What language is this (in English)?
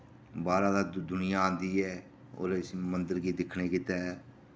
Dogri